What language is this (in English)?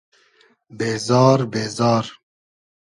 Hazaragi